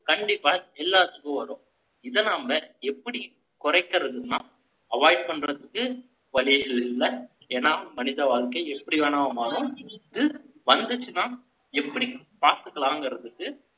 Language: Tamil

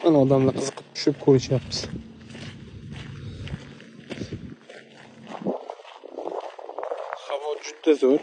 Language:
Turkish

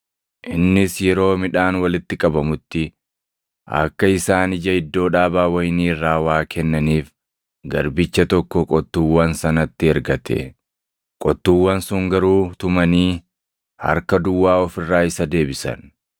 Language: Oromo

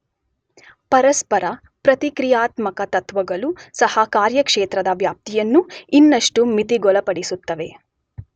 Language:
Kannada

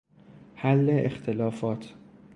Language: Persian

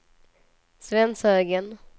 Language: Swedish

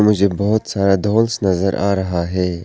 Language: Hindi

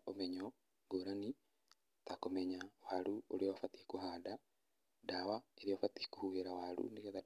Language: Kikuyu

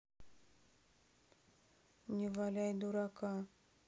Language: Russian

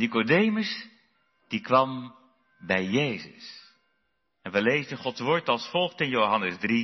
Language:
Dutch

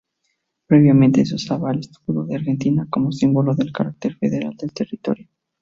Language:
Spanish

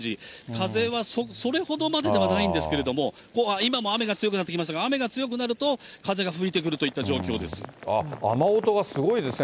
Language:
Japanese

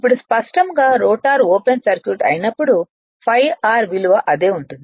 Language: Telugu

